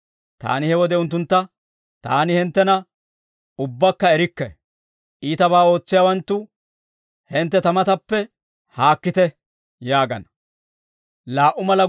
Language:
Dawro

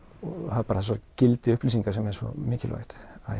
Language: Icelandic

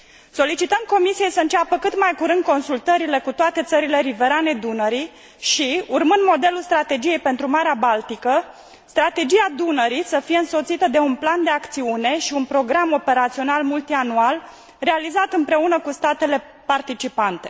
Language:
Romanian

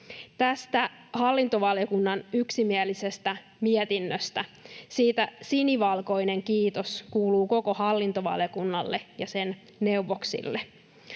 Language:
Finnish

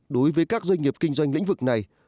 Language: Vietnamese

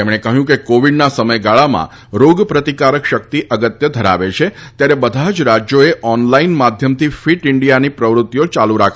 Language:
Gujarati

